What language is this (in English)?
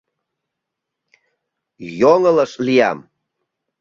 Mari